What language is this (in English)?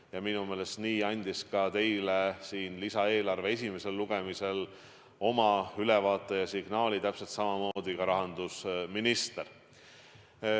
Estonian